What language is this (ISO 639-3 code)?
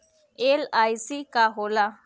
bho